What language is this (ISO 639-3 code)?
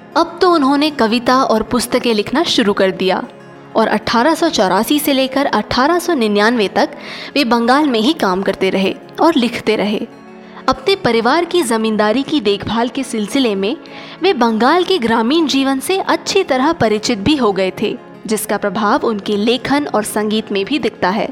hin